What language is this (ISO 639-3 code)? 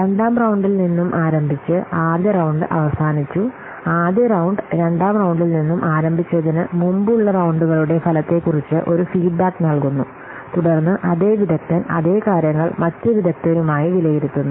mal